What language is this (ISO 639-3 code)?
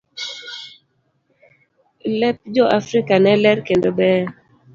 luo